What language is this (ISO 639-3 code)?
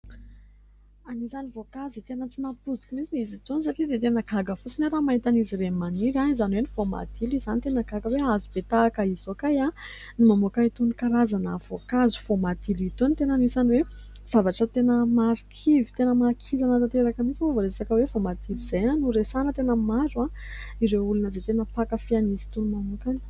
mlg